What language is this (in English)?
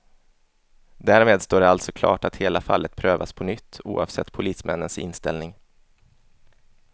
Swedish